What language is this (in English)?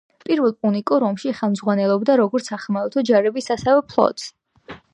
Georgian